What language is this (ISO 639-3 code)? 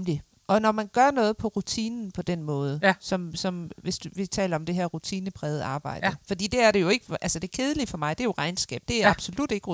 dan